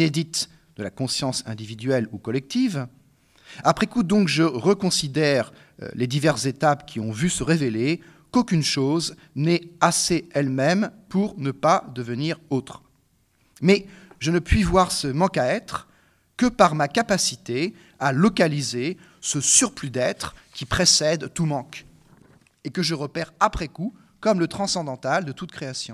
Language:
French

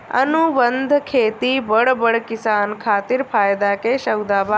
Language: Bhojpuri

